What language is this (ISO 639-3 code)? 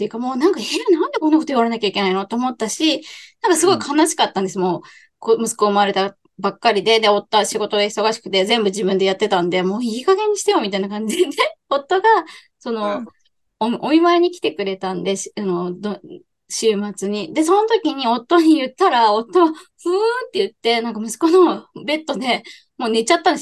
jpn